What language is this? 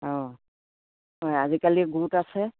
Assamese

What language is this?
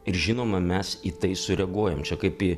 Lithuanian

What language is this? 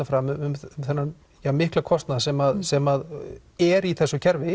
Icelandic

